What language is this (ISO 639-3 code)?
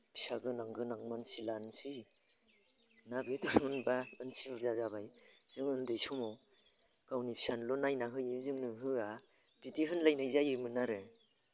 brx